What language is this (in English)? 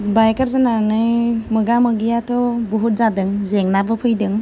Bodo